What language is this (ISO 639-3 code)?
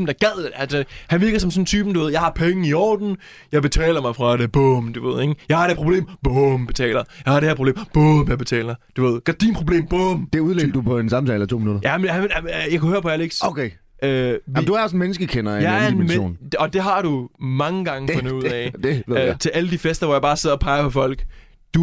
dan